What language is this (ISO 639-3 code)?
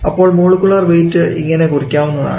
mal